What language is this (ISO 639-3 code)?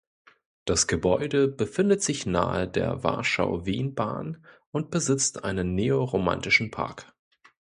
deu